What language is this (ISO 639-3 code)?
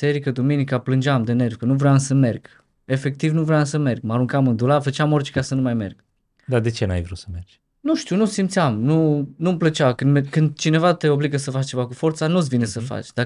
ron